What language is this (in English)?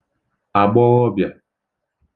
Igbo